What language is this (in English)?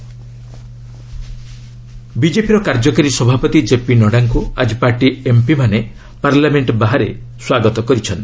Odia